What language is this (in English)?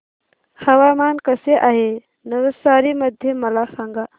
Marathi